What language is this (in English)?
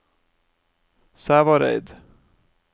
Norwegian